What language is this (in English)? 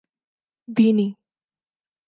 Urdu